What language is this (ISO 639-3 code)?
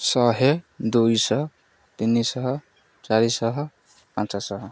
ori